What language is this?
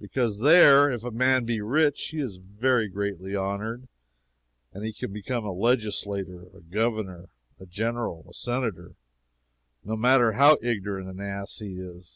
English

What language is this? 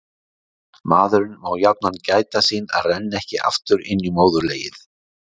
Icelandic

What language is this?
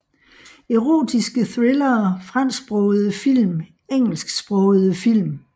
Danish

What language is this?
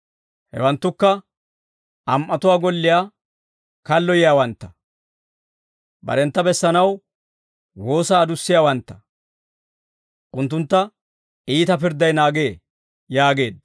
Dawro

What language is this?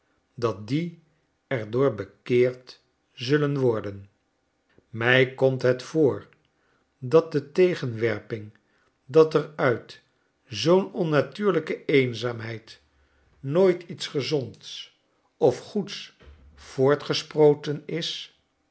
Dutch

